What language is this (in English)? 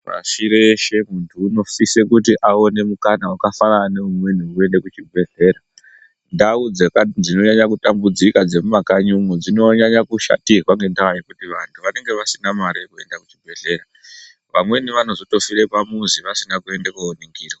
Ndau